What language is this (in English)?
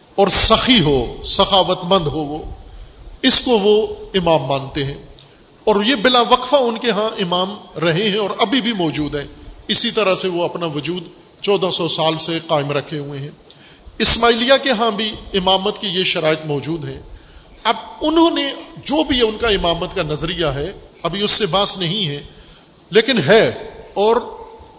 Urdu